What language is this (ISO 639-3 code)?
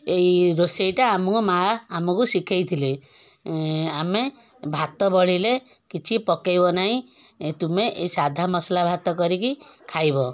ori